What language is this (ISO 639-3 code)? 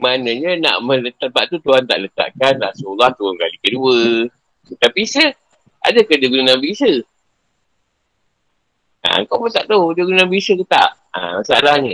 msa